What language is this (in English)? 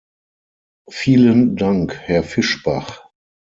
German